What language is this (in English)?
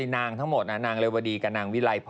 Thai